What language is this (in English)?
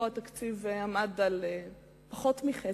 Hebrew